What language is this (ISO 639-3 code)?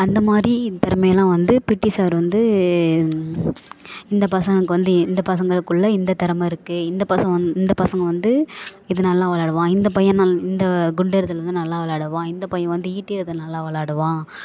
tam